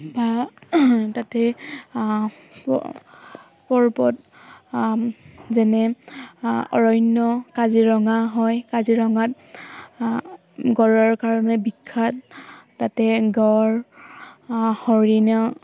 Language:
Assamese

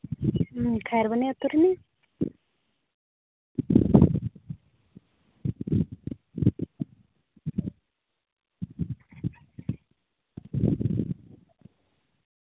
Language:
Santali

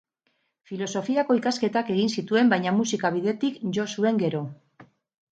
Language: Basque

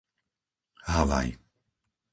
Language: Slovak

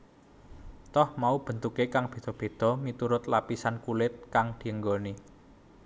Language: Javanese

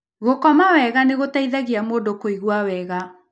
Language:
Kikuyu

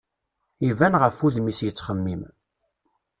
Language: Kabyle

